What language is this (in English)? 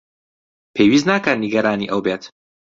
Central Kurdish